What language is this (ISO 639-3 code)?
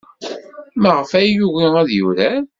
kab